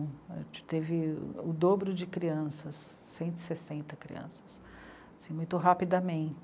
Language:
Portuguese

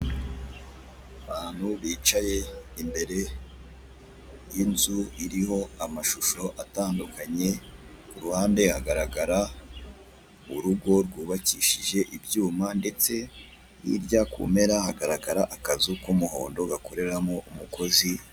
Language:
Kinyarwanda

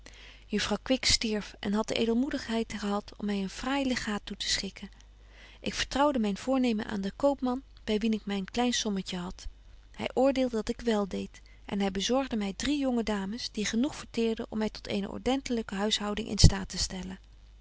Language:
Dutch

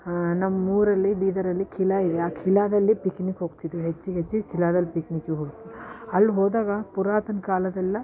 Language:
Kannada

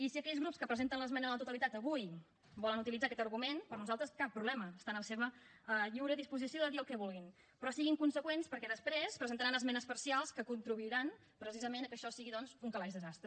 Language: Catalan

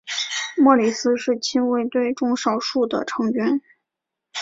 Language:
Chinese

